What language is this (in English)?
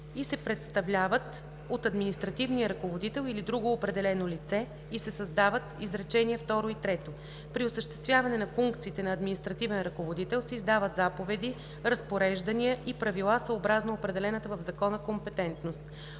Bulgarian